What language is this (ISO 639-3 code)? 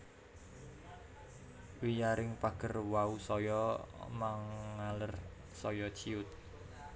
jav